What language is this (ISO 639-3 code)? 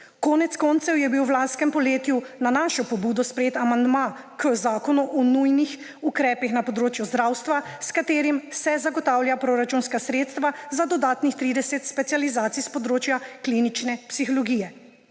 slv